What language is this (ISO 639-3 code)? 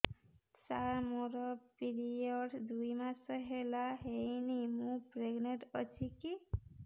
ori